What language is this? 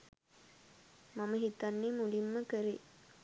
Sinhala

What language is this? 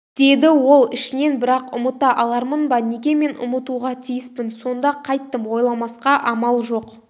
Kazakh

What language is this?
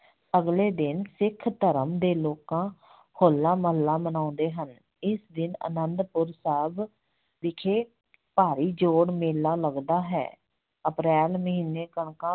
Punjabi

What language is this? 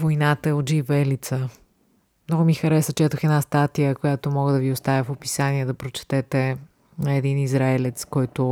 Bulgarian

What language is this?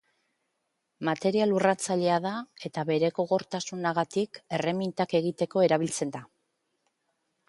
Basque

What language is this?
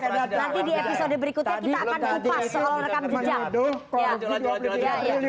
Indonesian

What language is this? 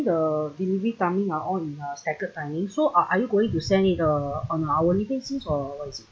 English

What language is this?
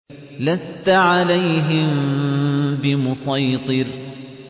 Arabic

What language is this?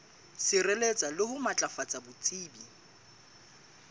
Southern Sotho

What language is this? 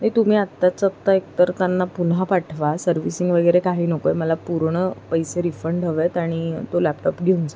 Marathi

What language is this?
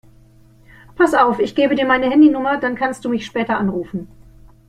German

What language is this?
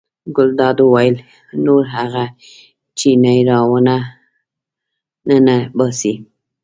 Pashto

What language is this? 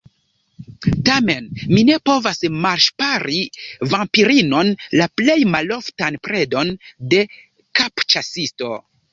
Esperanto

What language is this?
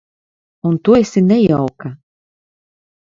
Latvian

